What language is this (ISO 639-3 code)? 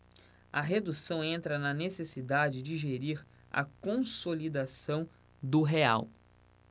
por